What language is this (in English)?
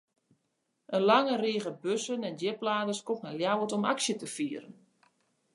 Western Frisian